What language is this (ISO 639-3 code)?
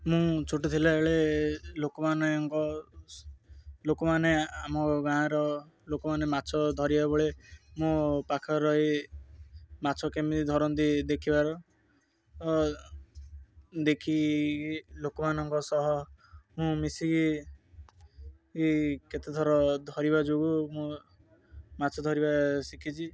ori